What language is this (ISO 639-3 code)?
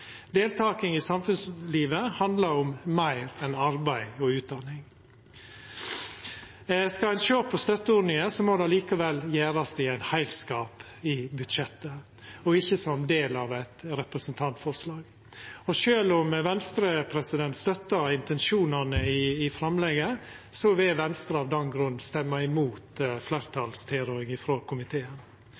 nno